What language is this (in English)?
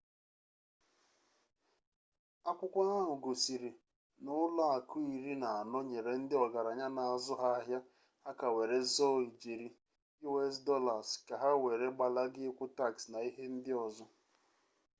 Igbo